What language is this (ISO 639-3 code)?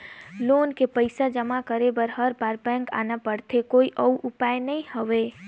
hne